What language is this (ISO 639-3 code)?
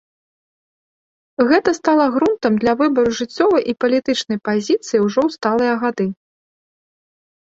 bel